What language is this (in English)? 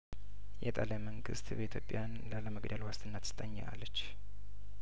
Amharic